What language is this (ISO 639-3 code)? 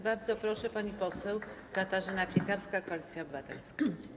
pol